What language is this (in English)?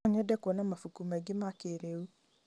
Kikuyu